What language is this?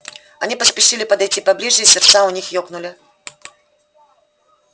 Russian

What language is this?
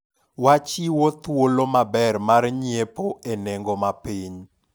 Luo (Kenya and Tanzania)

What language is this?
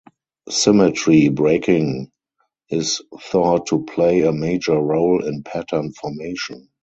English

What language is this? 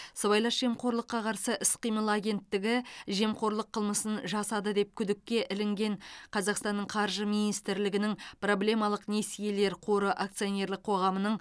Kazakh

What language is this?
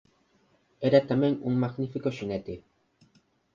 Galician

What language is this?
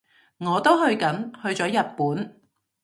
Cantonese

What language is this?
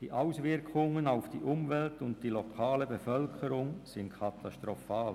Swiss German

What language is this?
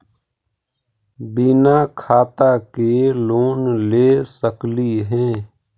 Magahi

